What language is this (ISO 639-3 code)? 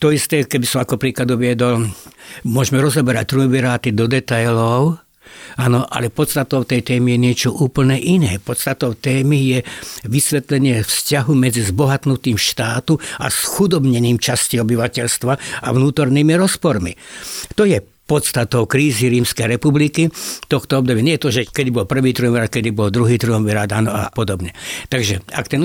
slk